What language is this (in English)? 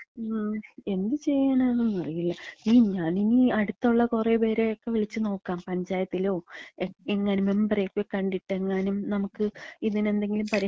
Malayalam